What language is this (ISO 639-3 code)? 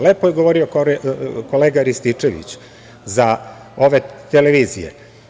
srp